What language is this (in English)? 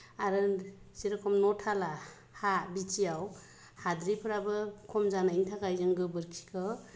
Bodo